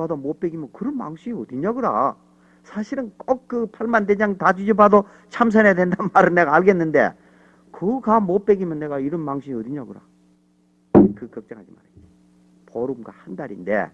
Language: Korean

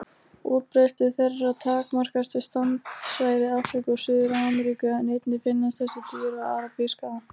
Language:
Icelandic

